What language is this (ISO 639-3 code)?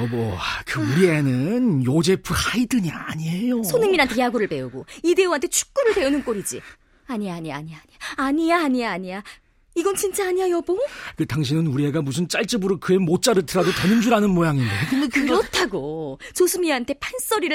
kor